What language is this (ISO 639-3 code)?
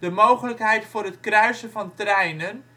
nld